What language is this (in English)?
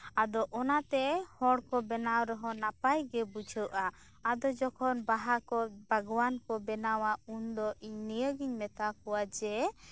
Santali